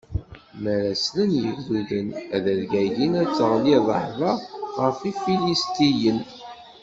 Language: Kabyle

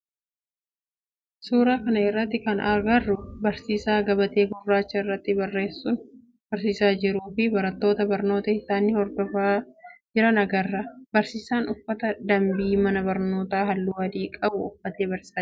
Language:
Oromo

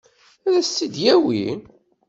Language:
Kabyle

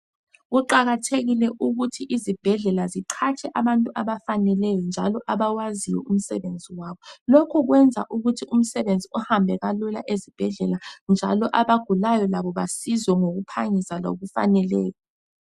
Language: North Ndebele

